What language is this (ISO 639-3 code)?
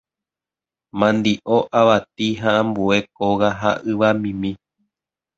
grn